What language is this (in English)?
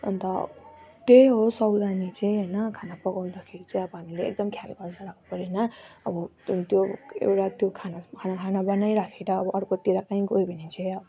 Nepali